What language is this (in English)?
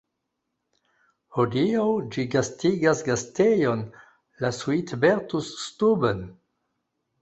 Esperanto